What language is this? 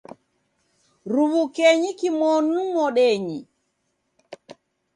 Taita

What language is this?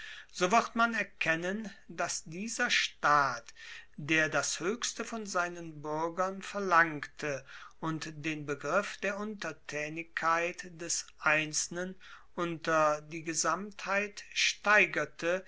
German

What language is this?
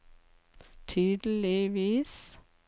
Norwegian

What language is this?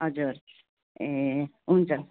Nepali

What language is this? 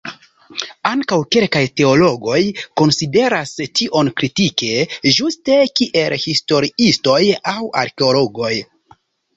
Esperanto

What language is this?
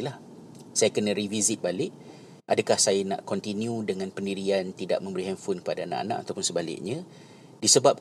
Malay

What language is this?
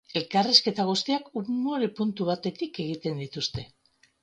Basque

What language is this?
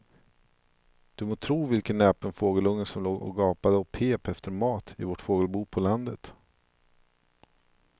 Swedish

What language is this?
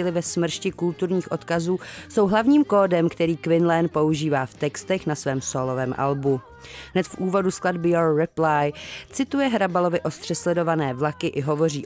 Czech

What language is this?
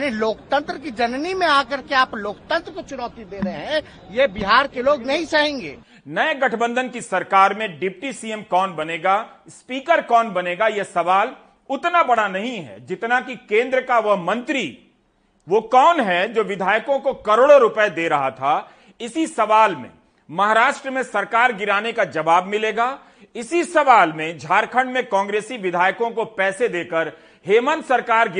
Hindi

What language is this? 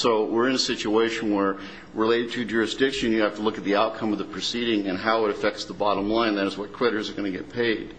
English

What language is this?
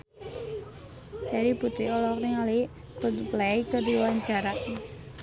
Sundanese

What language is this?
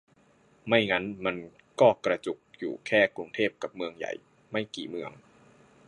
Thai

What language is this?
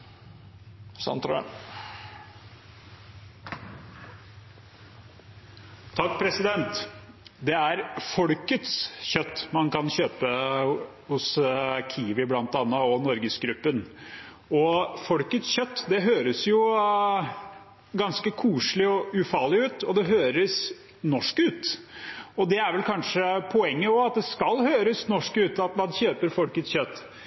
Norwegian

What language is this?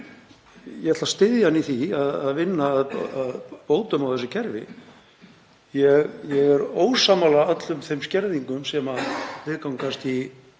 Icelandic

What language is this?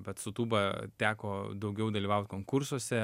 Lithuanian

